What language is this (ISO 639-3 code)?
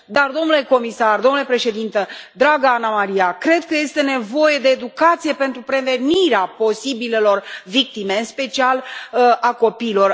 ron